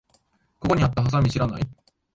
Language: Japanese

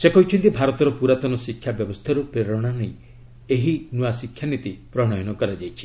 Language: Odia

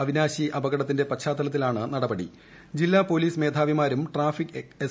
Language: Malayalam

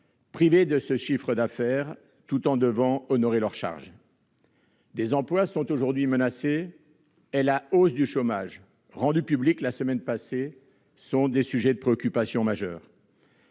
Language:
French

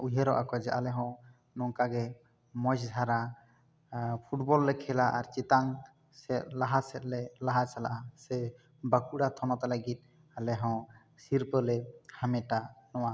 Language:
Santali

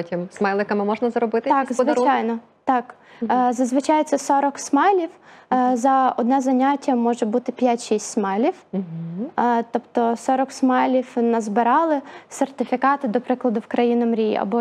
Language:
Ukrainian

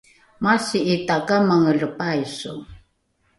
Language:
Rukai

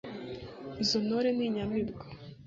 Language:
Kinyarwanda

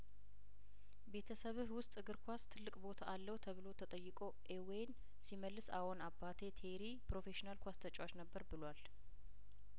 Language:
Amharic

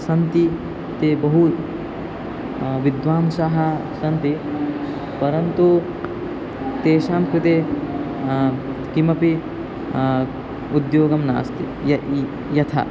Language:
Sanskrit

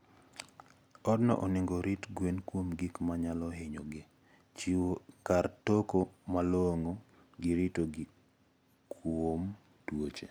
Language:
Luo (Kenya and Tanzania)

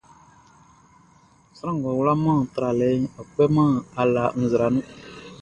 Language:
Baoulé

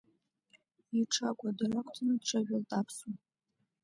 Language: Abkhazian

